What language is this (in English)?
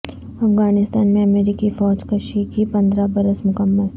Urdu